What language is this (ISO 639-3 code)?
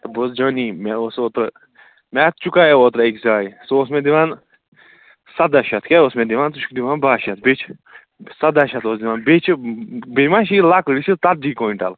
kas